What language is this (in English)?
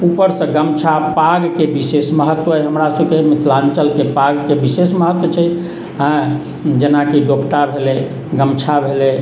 Maithili